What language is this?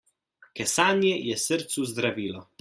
Slovenian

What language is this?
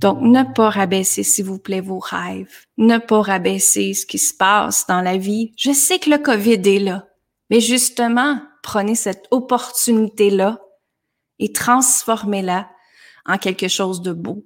French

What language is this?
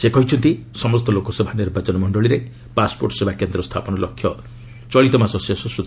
Odia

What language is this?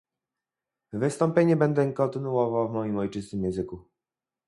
Polish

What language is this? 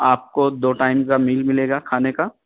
Urdu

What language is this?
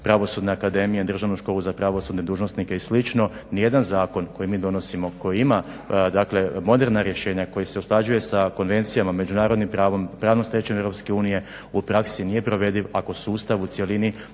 Croatian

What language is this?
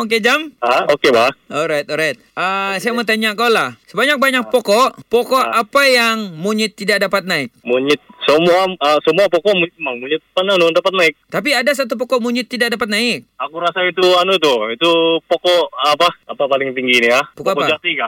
Malay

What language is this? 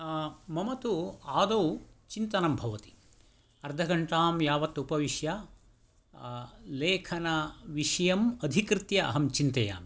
Sanskrit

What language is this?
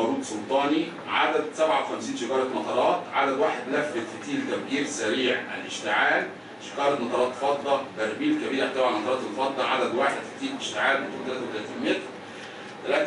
Arabic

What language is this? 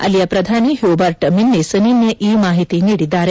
Kannada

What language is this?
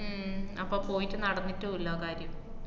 Malayalam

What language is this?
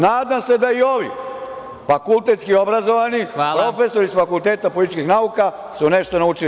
Serbian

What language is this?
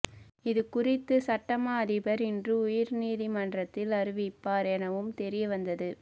Tamil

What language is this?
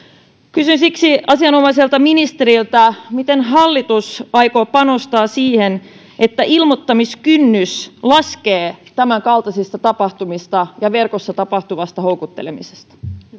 Finnish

